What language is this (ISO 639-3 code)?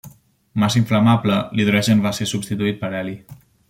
cat